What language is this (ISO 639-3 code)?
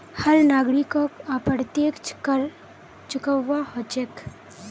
mag